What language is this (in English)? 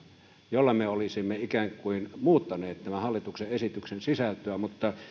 Finnish